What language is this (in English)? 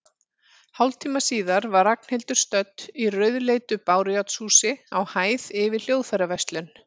Icelandic